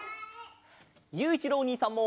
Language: Japanese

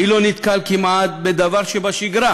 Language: Hebrew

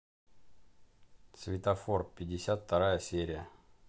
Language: Russian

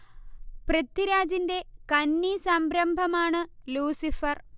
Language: Malayalam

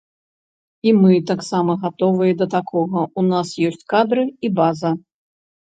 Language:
Belarusian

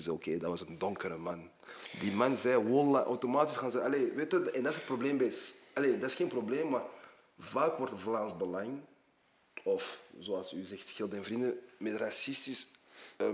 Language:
Dutch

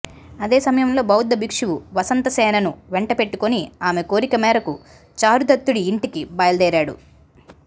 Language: Telugu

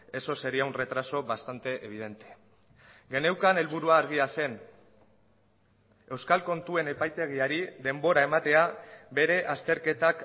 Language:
Basque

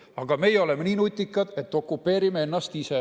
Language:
Estonian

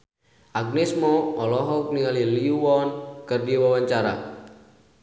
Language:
Sundanese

